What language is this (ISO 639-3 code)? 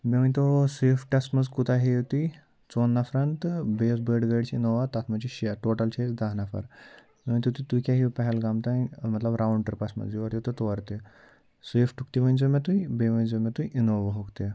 kas